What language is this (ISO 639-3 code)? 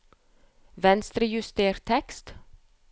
nor